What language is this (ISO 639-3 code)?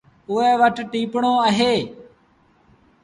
sbn